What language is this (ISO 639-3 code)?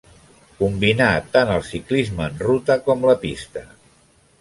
cat